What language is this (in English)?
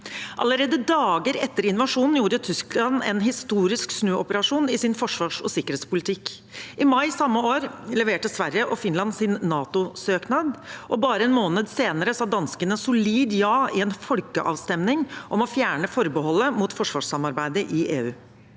Norwegian